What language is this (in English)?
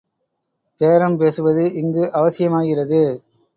Tamil